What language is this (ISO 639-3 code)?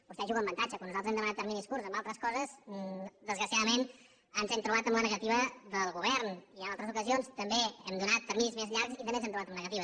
cat